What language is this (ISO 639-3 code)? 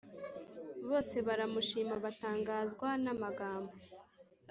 kin